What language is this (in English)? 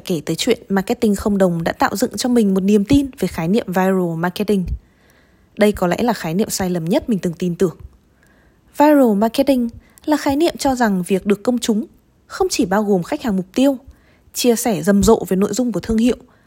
Vietnamese